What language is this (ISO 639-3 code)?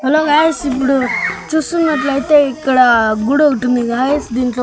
tel